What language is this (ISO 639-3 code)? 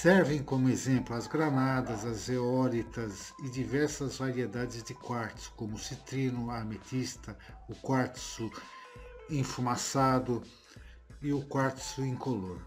por